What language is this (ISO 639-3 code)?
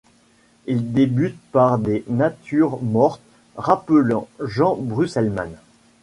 fra